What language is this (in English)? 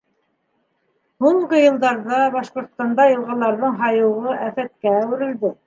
Bashkir